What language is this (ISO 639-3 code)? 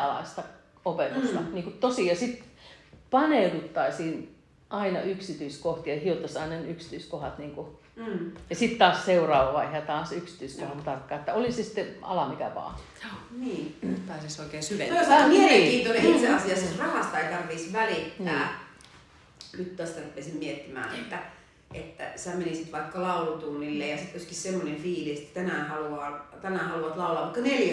fin